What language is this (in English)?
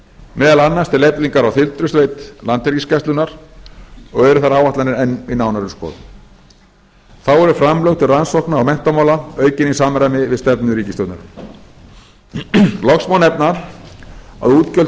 Icelandic